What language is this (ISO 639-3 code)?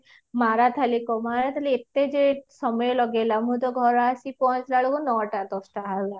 ori